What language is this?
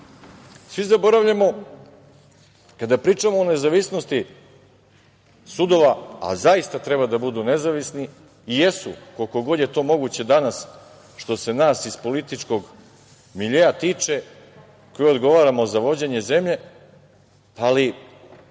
Serbian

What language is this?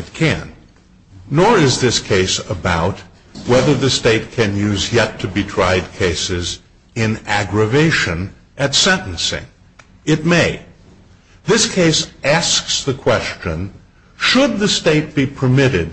English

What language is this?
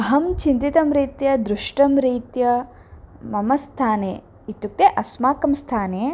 Sanskrit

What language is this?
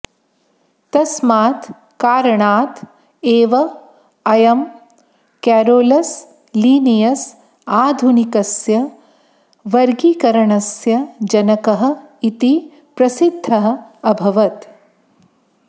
Sanskrit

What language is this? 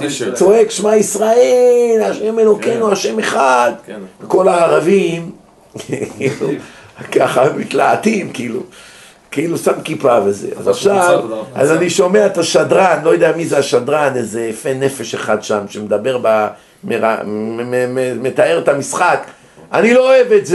Hebrew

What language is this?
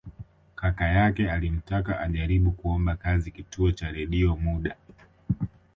Swahili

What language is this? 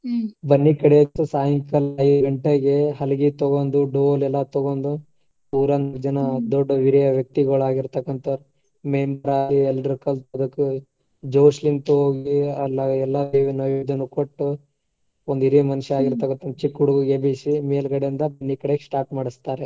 Kannada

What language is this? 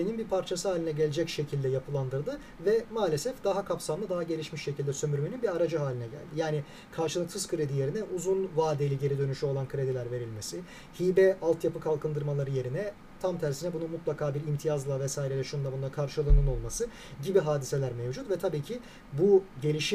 Turkish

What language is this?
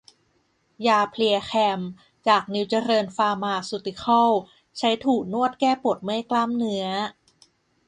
Thai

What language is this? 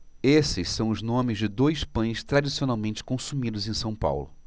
Portuguese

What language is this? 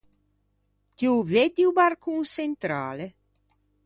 Ligurian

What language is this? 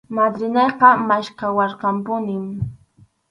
Arequipa-La Unión Quechua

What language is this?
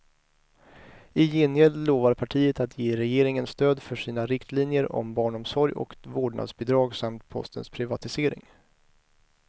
Swedish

